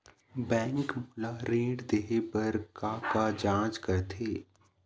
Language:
Chhattisgarhi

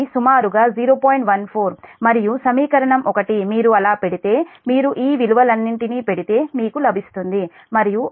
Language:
Telugu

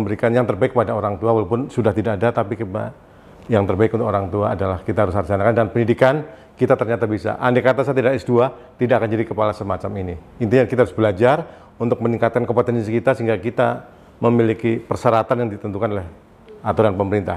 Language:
Indonesian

